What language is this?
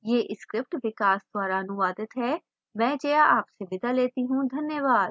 Hindi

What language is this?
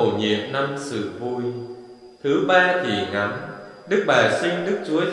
Vietnamese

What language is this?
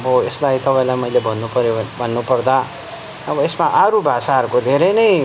Nepali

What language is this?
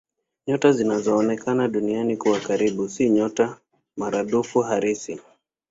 Swahili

